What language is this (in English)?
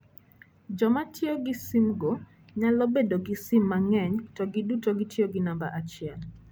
Luo (Kenya and Tanzania)